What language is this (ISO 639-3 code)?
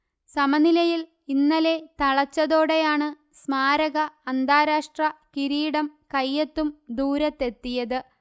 mal